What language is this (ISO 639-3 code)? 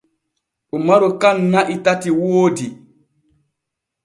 fue